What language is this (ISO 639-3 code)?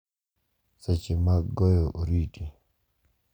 luo